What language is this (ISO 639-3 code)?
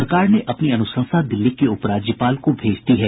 hin